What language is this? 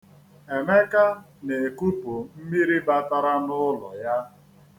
Igbo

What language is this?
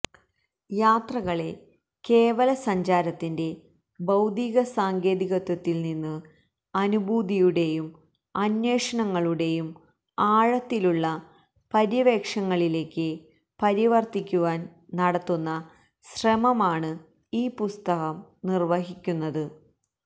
Malayalam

